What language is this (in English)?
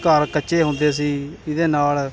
Punjabi